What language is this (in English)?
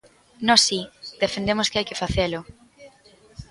Galician